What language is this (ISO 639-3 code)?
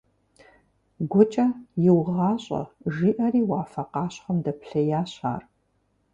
kbd